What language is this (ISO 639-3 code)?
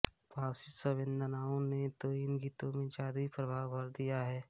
hin